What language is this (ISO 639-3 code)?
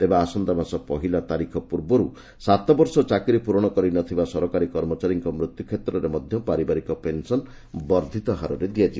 ori